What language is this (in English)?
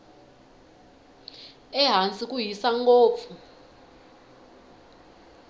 Tsonga